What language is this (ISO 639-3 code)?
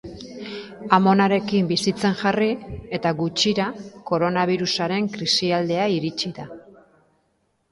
eus